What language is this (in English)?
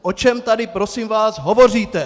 Czech